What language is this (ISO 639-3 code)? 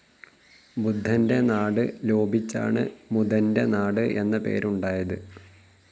mal